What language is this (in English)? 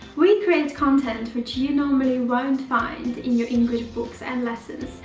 English